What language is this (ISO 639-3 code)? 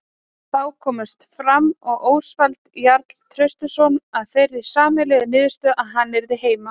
isl